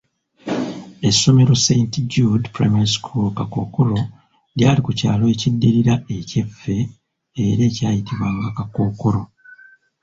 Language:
Ganda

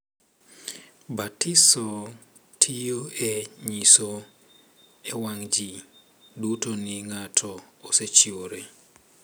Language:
Luo (Kenya and Tanzania)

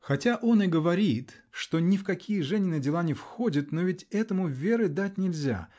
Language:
Russian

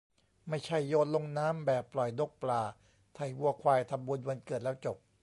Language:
Thai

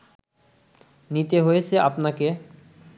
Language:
Bangla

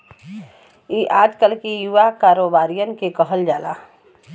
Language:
Bhojpuri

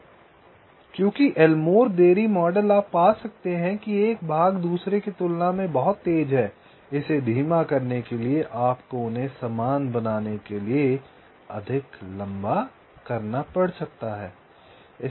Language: Hindi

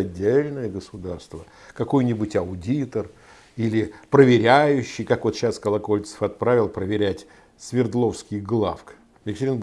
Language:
Russian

